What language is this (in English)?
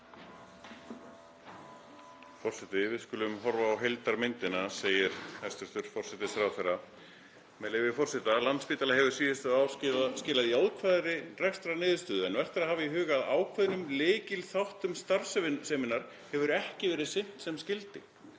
Icelandic